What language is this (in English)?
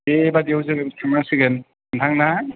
Bodo